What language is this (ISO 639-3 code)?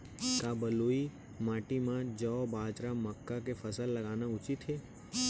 hne